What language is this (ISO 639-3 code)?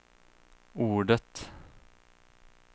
swe